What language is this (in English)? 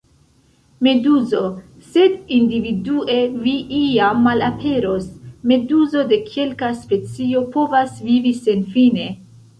Esperanto